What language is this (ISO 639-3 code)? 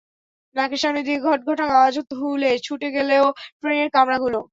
ben